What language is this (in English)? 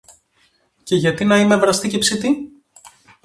Greek